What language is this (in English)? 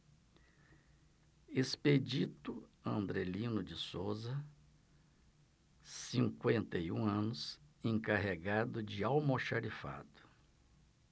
Portuguese